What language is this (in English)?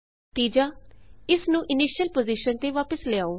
Punjabi